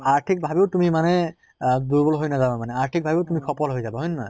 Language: Assamese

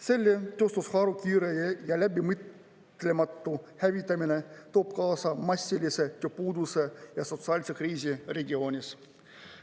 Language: Estonian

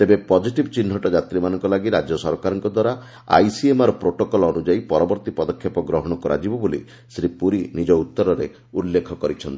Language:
Odia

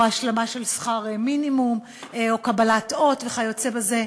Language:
Hebrew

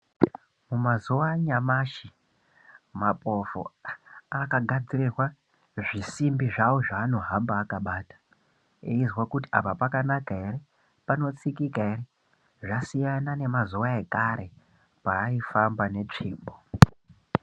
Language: Ndau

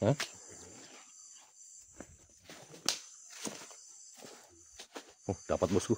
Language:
Indonesian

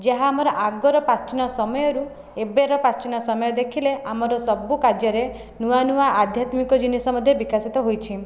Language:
Odia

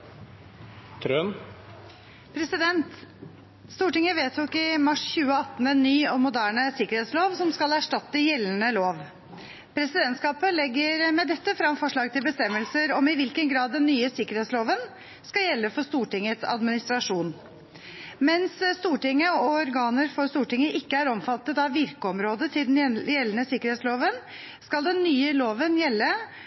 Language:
Norwegian Bokmål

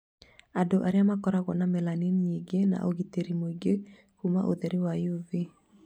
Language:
Kikuyu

